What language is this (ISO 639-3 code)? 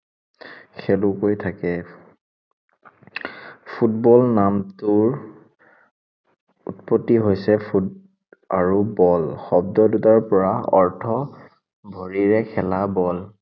asm